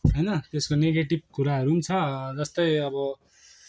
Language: Nepali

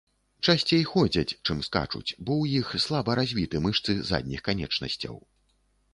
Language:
Belarusian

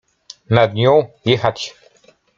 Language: Polish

